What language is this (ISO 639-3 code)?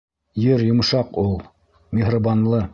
bak